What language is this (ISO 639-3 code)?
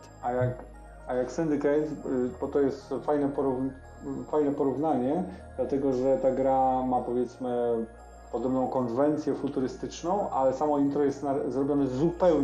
pol